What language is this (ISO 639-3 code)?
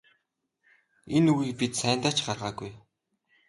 mon